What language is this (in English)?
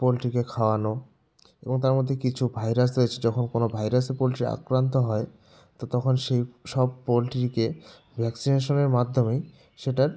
Bangla